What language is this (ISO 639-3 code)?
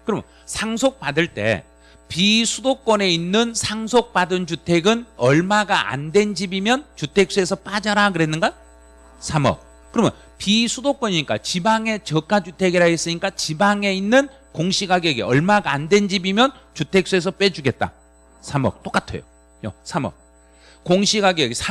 kor